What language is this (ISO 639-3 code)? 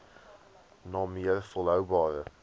afr